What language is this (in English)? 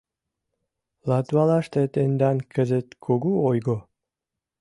Mari